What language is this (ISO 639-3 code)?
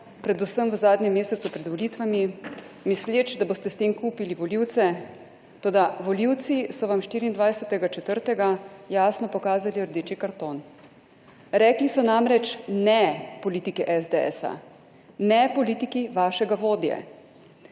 slv